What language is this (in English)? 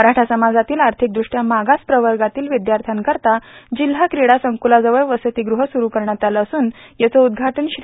Marathi